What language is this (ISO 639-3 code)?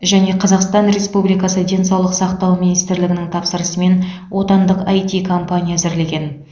kaz